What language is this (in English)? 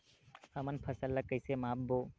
Chhattisgarhi